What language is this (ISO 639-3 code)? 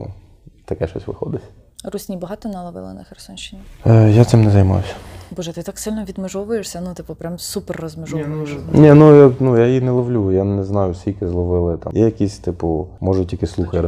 ukr